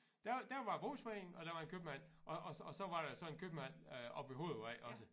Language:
Danish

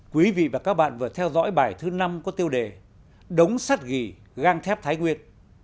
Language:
Vietnamese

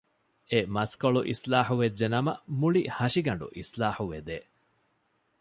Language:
Divehi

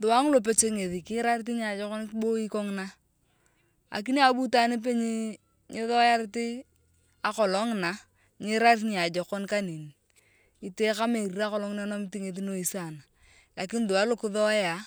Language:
Turkana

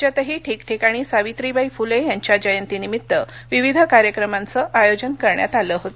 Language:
Marathi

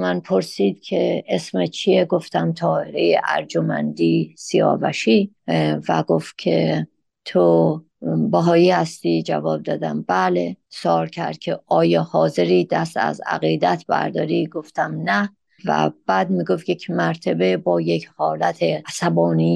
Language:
Persian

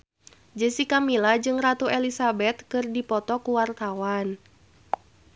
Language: Sundanese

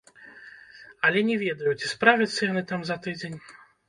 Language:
Belarusian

